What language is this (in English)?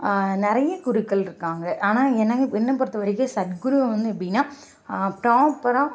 Tamil